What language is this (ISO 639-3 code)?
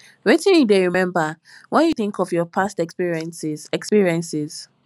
pcm